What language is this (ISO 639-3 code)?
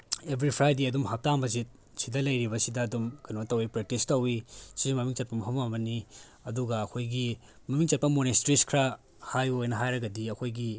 mni